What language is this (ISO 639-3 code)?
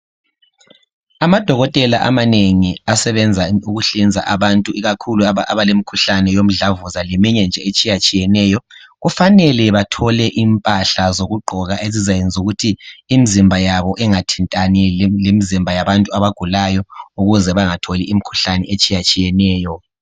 nde